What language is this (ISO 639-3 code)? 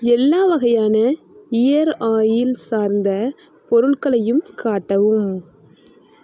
tam